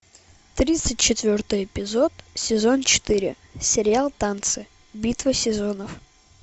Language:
Russian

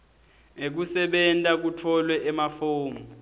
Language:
Swati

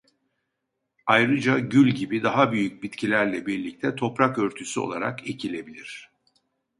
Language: Turkish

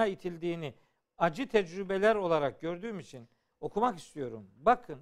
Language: Turkish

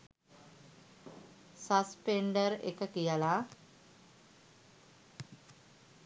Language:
Sinhala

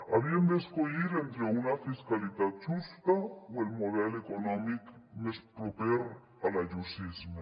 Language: Catalan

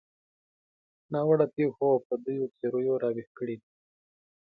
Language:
Pashto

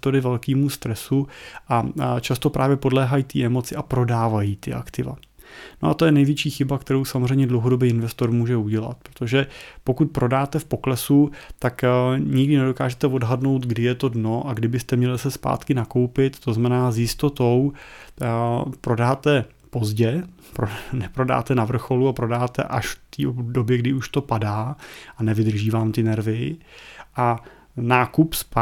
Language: Czech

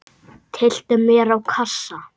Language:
Icelandic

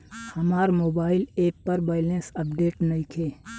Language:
Bhojpuri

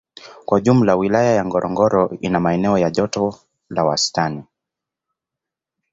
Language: Swahili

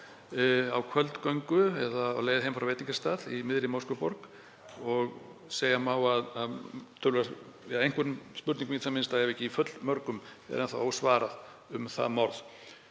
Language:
Icelandic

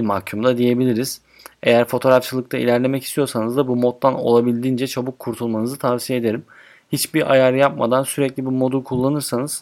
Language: Turkish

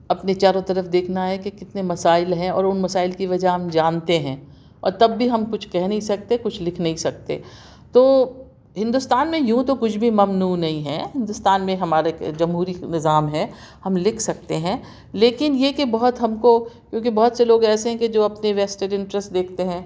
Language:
Urdu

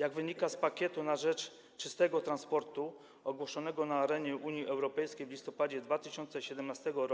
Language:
Polish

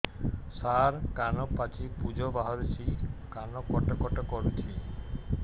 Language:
Odia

